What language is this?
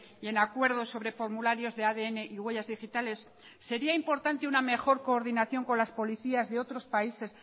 Spanish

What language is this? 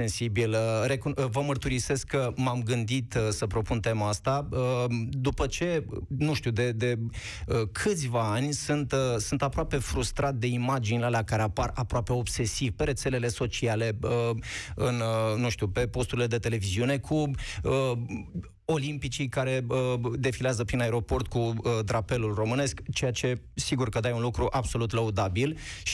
Romanian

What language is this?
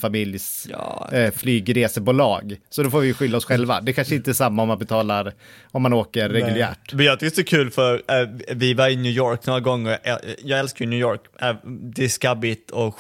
Swedish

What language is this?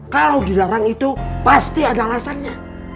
Indonesian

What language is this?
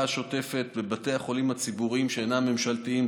Hebrew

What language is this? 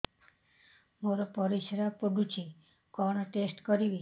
Odia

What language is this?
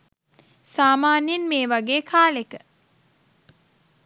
Sinhala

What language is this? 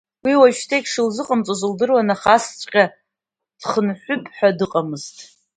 Abkhazian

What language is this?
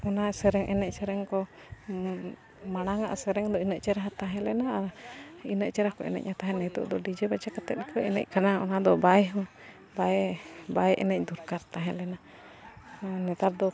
Santali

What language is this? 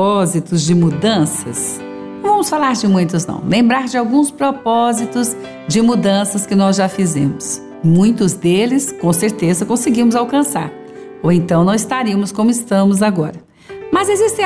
Portuguese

